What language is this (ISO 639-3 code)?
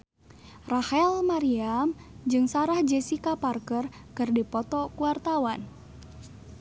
sun